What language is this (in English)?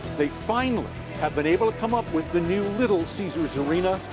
English